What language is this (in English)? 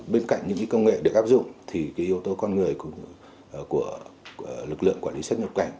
Vietnamese